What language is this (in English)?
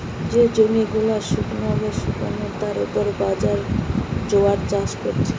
Bangla